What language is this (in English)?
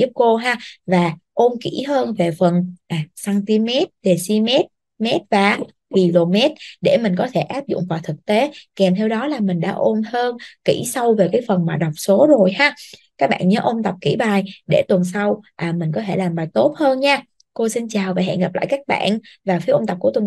Vietnamese